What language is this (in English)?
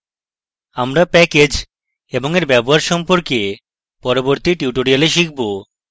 Bangla